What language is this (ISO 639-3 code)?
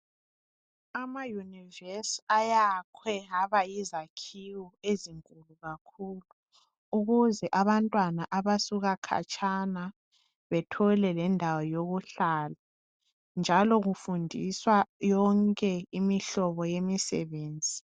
nde